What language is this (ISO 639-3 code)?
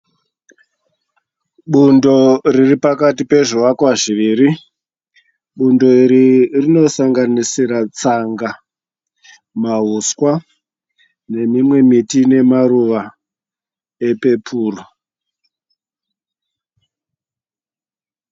sna